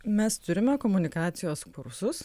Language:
Lithuanian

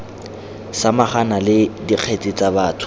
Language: Tswana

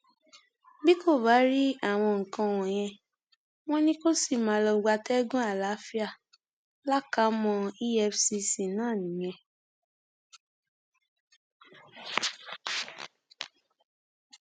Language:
Yoruba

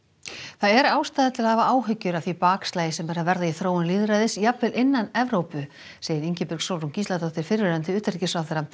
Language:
Icelandic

